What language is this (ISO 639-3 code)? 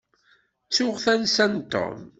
kab